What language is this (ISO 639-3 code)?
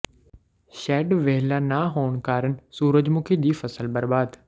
pan